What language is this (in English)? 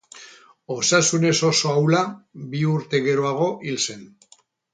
Basque